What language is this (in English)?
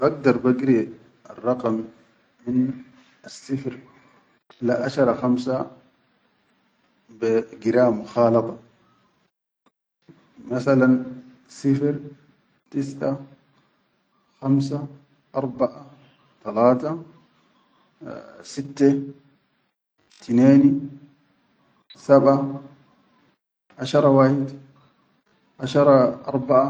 Chadian Arabic